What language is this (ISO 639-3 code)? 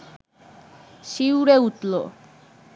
ben